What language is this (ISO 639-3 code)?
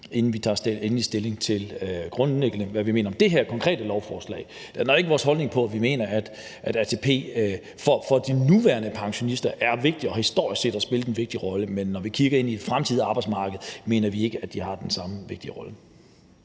dan